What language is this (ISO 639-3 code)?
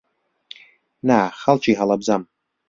ckb